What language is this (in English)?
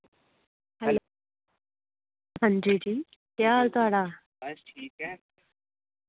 Dogri